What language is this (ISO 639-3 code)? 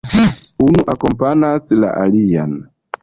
epo